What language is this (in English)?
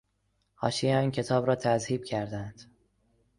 Persian